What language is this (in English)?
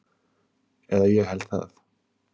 Icelandic